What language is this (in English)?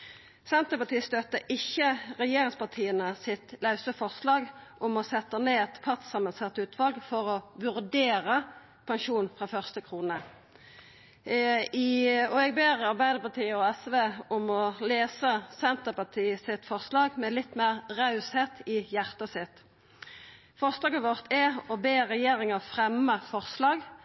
Norwegian Nynorsk